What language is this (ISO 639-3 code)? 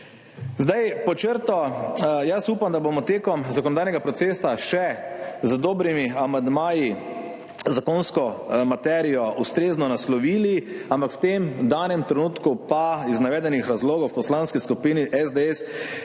slv